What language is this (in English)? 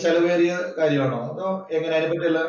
Malayalam